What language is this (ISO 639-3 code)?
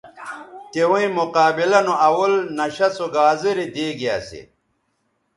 btv